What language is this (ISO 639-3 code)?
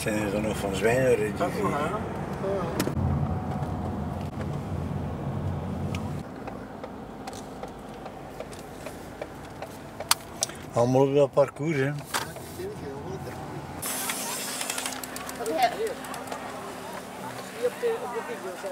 nld